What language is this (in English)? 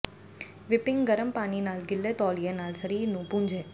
Punjabi